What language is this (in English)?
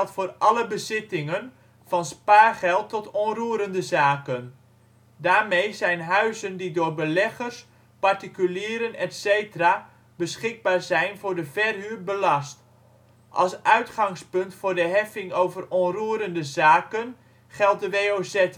Dutch